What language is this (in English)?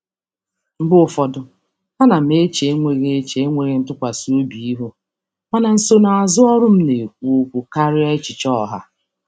Igbo